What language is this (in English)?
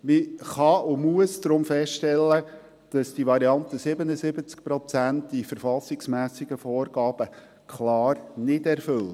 Swiss German